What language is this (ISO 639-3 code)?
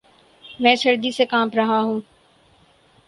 urd